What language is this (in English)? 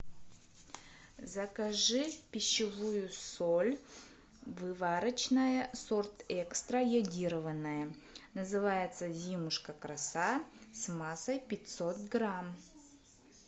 Russian